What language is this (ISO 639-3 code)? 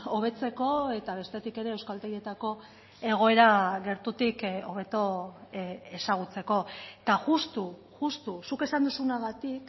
eus